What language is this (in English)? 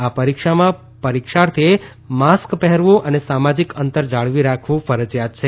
Gujarati